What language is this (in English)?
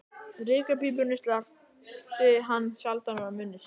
Icelandic